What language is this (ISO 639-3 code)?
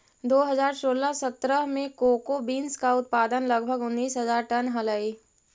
mag